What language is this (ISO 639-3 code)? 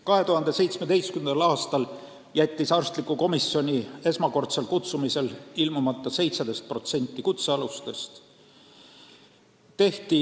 est